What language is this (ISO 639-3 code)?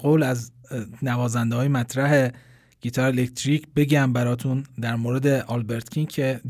fas